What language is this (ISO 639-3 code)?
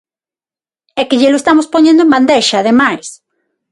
glg